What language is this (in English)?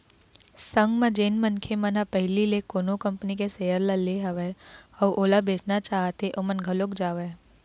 Chhattisgarhi